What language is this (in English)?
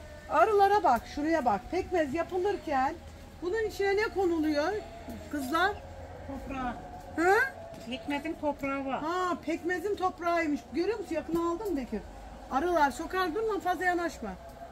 Turkish